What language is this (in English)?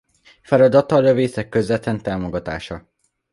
Hungarian